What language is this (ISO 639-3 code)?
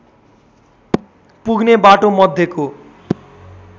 nep